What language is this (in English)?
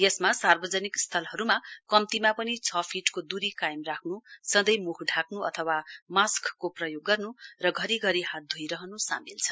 Nepali